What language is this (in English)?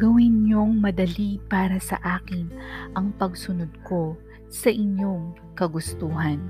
Filipino